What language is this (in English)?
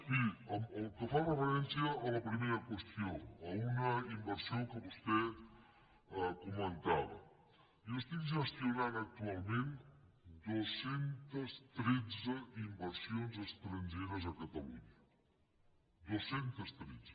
Catalan